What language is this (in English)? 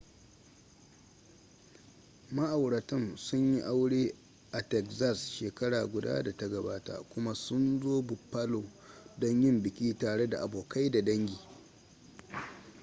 Hausa